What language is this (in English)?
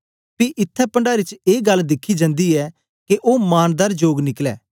Dogri